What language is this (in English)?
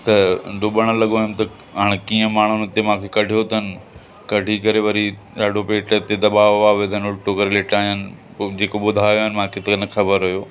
Sindhi